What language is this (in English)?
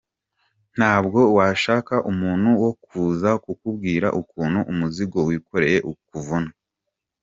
Kinyarwanda